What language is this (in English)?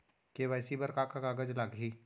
Chhattisgarhi